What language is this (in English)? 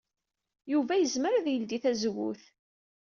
Kabyle